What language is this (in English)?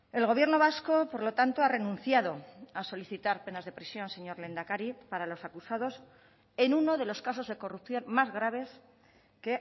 Spanish